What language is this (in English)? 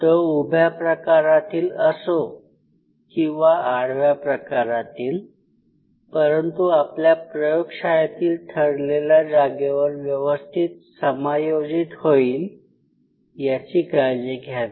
Marathi